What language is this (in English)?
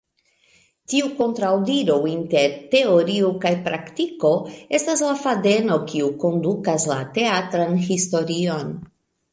Esperanto